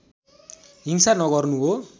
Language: Nepali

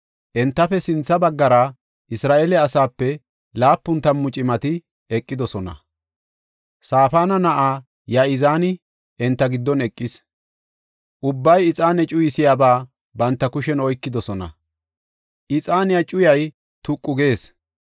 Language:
Gofa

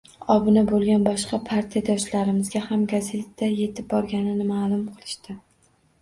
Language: Uzbek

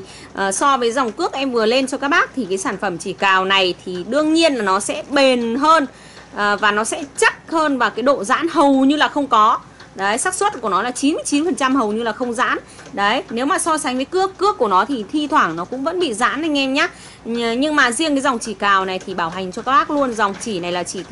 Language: Vietnamese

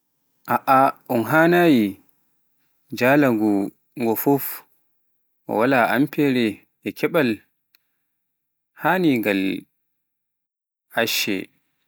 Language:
Pular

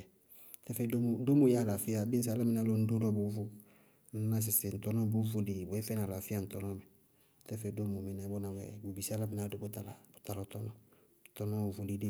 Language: Bago-Kusuntu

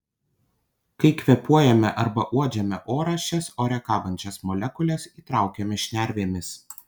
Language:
Lithuanian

